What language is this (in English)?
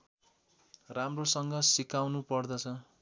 Nepali